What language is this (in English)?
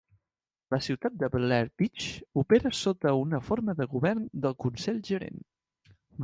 Catalan